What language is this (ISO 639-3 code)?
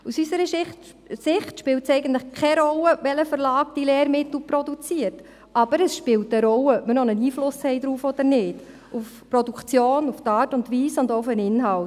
gsw